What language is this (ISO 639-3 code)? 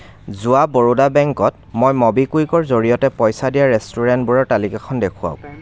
asm